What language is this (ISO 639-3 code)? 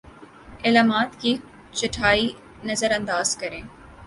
urd